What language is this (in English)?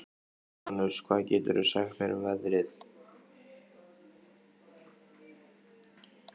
Icelandic